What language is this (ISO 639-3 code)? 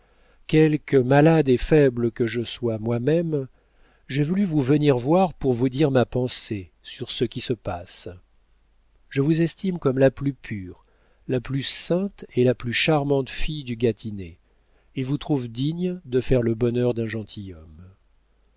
fra